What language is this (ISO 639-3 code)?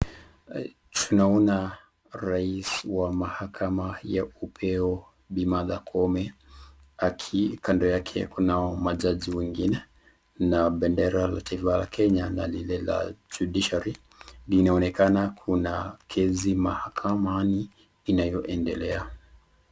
swa